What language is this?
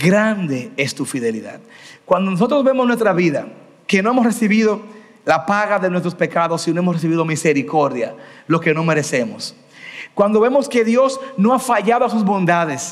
Spanish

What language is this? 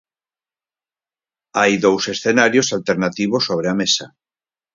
Galician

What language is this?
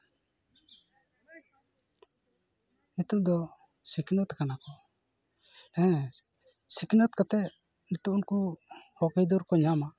Santali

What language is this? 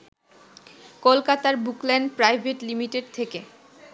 Bangla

